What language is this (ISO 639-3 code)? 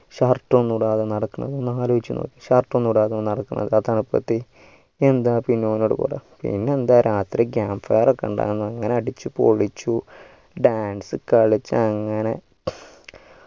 mal